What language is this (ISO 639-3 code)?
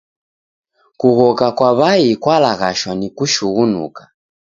dav